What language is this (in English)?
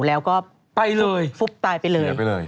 Thai